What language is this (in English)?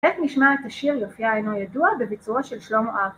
Hebrew